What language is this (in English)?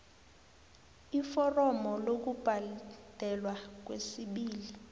South Ndebele